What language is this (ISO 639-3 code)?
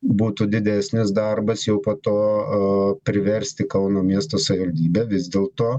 lit